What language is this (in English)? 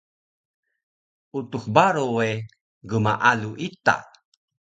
Taroko